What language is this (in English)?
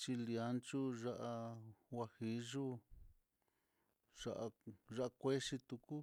Mitlatongo Mixtec